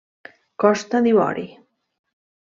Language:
Catalan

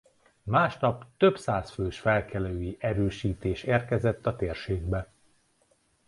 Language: Hungarian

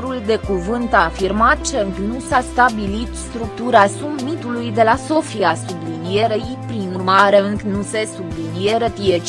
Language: Romanian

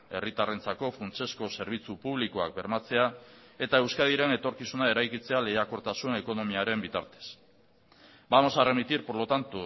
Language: Basque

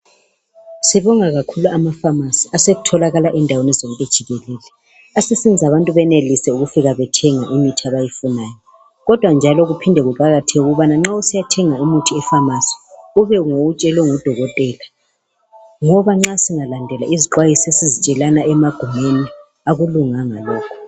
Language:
North Ndebele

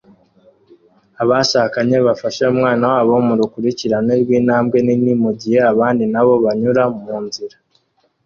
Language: Kinyarwanda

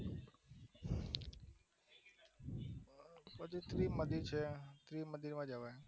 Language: Gujarati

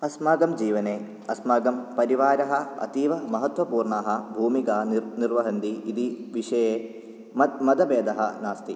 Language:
Sanskrit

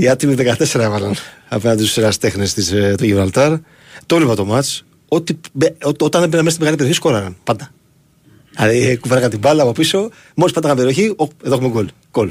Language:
Greek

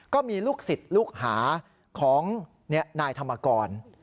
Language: Thai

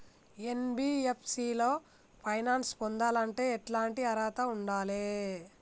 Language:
Telugu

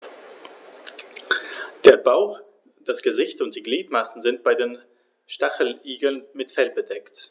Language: German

